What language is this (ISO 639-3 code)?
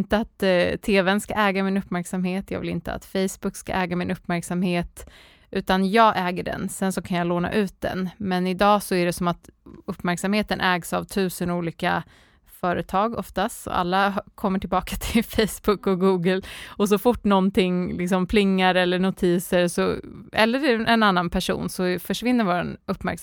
swe